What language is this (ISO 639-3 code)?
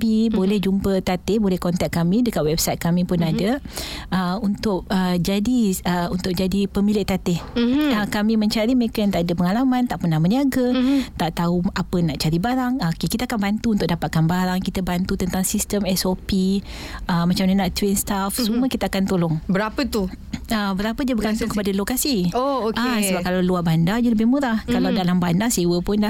msa